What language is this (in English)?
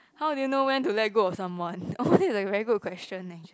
English